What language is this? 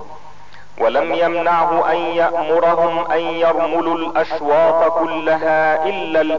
Arabic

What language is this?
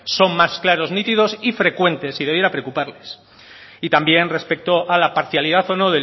Spanish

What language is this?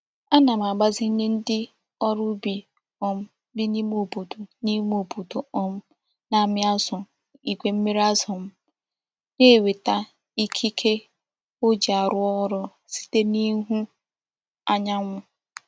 Igbo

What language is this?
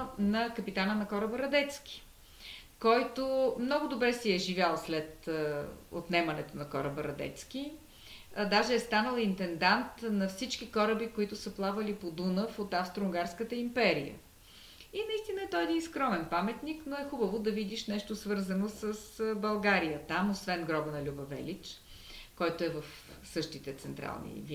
Bulgarian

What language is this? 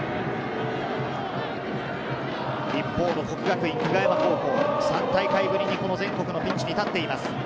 Japanese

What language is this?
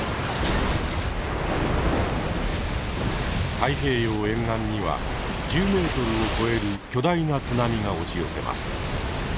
Japanese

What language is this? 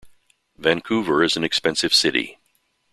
English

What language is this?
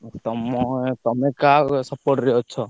Odia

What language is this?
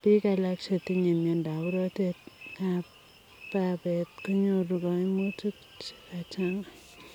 Kalenjin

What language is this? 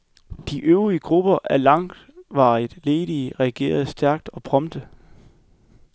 Danish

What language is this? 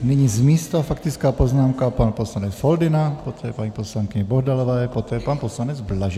Czech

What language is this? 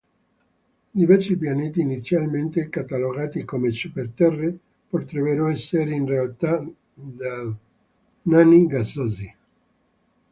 Italian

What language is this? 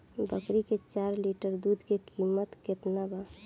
Bhojpuri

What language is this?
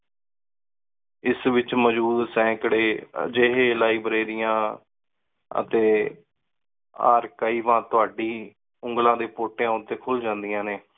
Punjabi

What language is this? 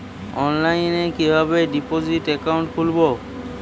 Bangla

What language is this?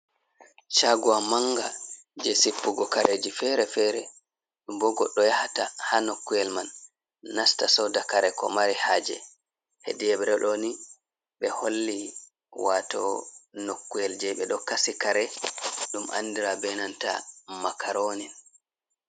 Fula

